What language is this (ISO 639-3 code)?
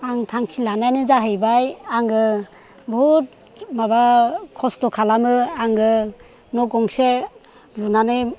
brx